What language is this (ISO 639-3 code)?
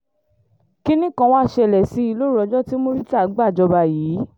yor